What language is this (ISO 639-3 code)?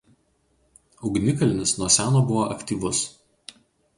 lit